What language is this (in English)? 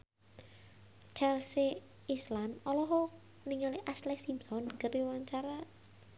Sundanese